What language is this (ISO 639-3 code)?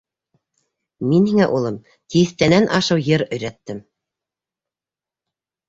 bak